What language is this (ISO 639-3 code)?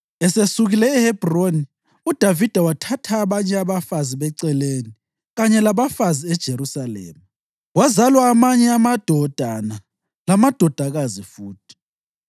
nde